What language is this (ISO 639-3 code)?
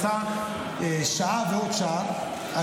heb